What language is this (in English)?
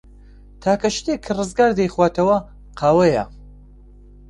Central Kurdish